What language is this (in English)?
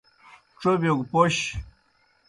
Kohistani Shina